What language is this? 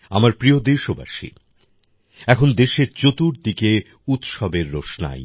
Bangla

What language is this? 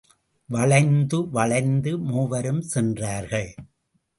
Tamil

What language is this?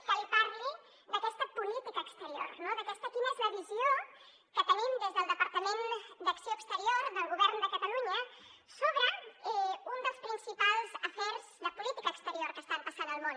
Catalan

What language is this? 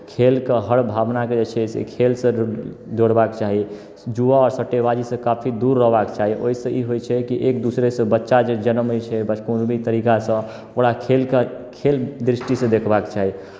Maithili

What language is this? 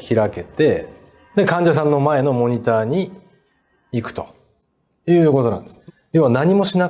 Japanese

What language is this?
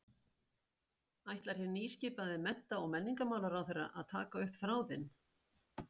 Icelandic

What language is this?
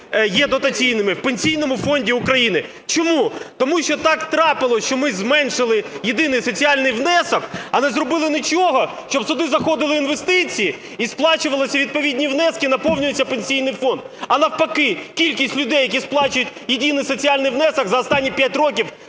Ukrainian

